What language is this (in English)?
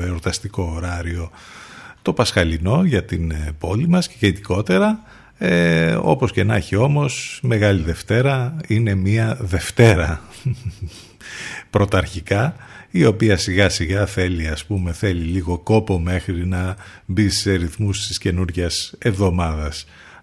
Greek